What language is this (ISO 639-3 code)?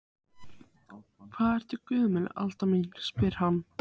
isl